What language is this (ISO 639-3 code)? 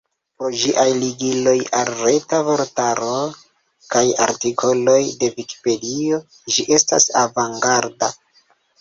epo